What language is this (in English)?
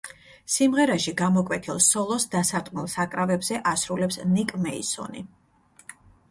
Georgian